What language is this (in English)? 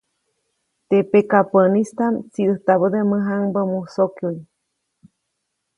Copainalá Zoque